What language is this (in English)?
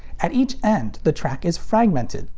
English